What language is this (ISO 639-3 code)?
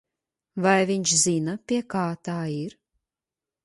lav